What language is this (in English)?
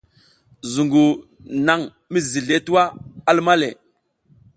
South Giziga